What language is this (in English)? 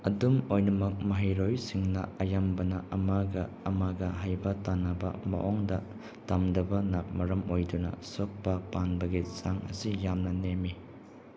Manipuri